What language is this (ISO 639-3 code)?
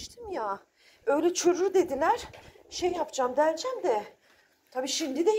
tur